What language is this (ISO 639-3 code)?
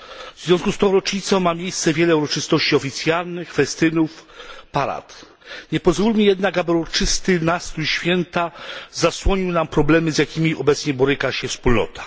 pol